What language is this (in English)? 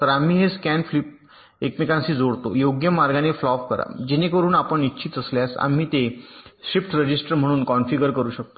Marathi